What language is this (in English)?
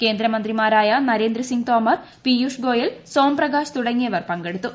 Malayalam